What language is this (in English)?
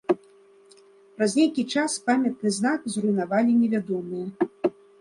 Belarusian